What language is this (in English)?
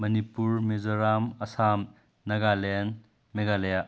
Manipuri